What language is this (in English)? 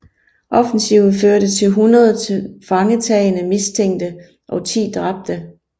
Danish